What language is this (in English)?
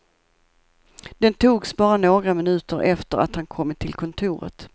Swedish